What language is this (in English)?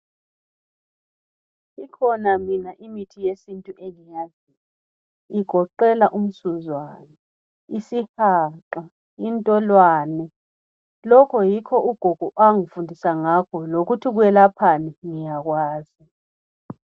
North Ndebele